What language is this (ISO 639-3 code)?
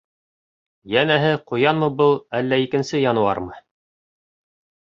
bak